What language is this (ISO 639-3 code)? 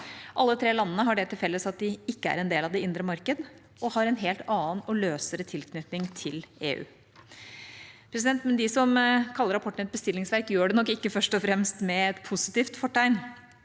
nor